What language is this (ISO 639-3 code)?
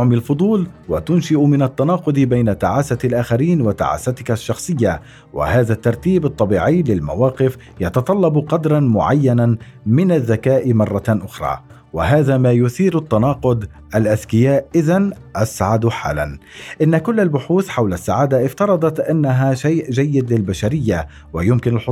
ara